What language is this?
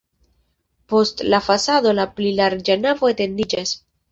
Esperanto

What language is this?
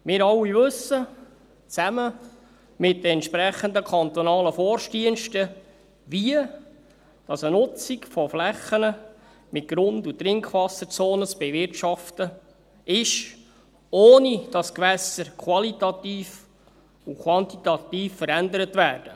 Swiss German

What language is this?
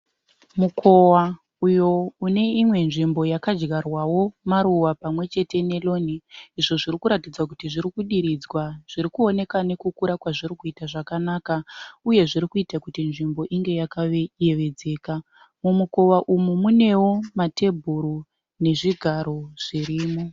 Shona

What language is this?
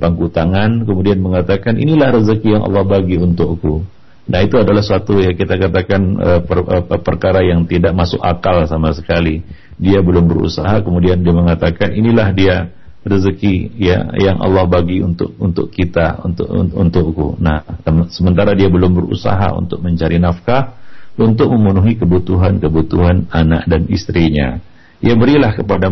Malay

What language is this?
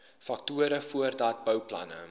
Afrikaans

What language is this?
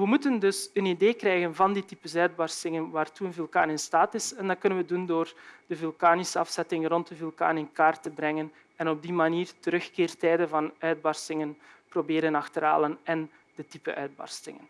Dutch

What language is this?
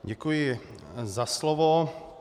Czech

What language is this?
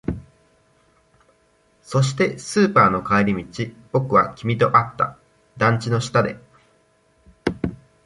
Japanese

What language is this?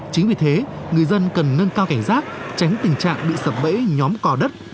Vietnamese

